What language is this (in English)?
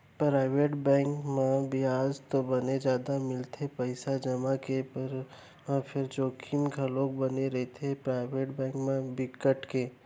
Chhattisgarhi